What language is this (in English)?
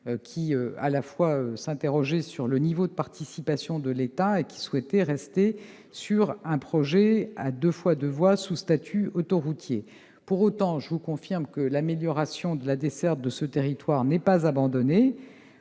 French